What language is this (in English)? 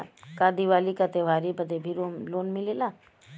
Bhojpuri